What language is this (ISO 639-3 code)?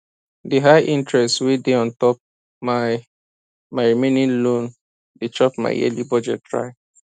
pcm